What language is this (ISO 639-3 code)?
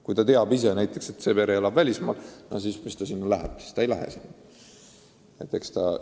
est